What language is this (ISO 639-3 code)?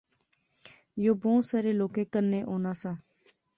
phr